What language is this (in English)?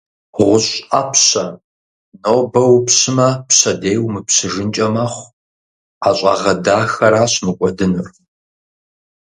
Kabardian